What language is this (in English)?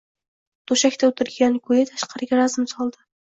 Uzbek